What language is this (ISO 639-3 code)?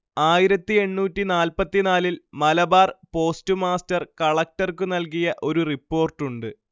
mal